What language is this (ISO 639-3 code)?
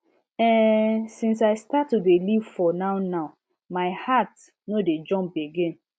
pcm